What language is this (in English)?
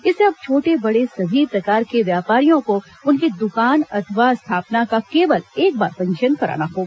Hindi